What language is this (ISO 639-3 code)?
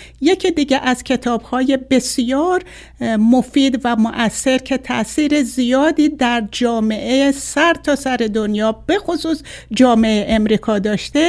fas